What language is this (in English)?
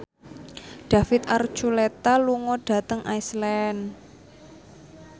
Javanese